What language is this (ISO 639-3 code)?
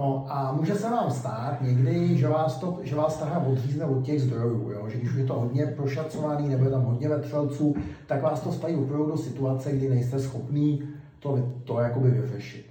ces